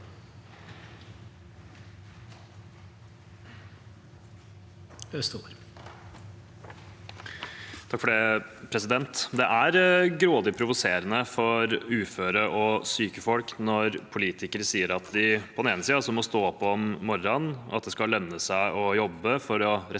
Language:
Norwegian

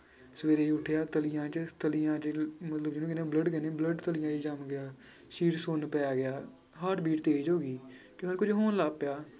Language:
Punjabi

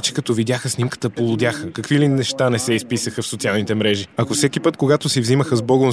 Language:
Bulgarian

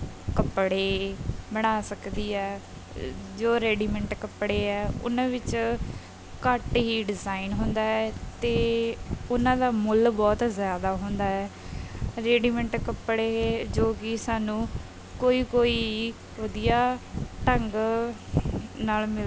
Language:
Punjabi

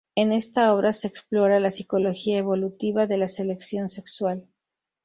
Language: Spanish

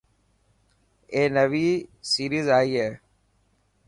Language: Dhatki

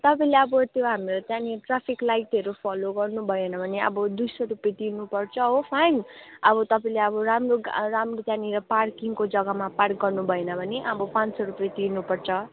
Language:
Nepali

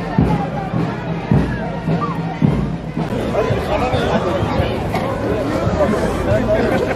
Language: Turkish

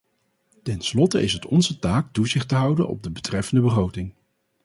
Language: Dutch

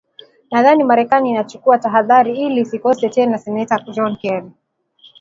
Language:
Swahili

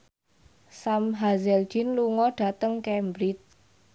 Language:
Javanese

